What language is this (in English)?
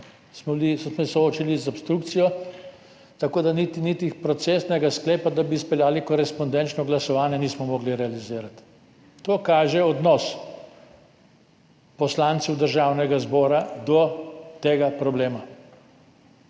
Slovenian